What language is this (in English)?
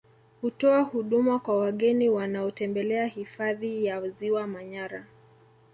Swahili